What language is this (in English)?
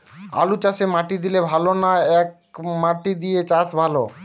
Bangla